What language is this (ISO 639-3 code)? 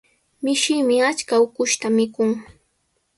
qws